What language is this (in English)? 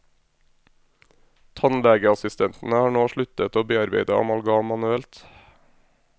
Norwegian